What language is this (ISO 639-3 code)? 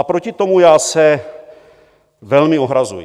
ces